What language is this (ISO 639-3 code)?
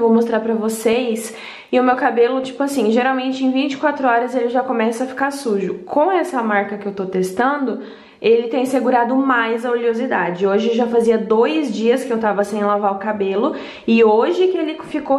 por